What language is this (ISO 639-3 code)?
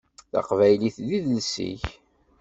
kab